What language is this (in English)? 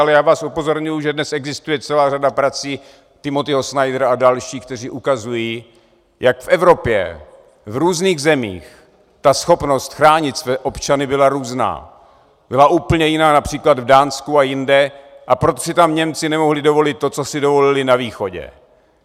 Czech